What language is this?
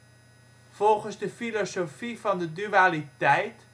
Dutch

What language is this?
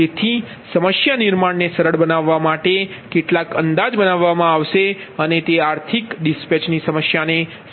Gujarati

